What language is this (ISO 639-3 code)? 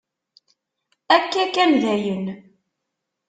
kab